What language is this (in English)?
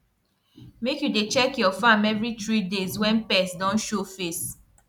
Nigerian Pidgin